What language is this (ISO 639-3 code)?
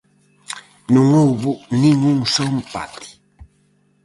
glg